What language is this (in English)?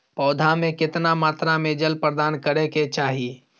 Maithili